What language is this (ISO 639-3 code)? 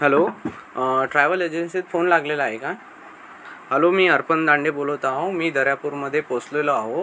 mar